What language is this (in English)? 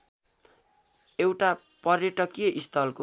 Nepali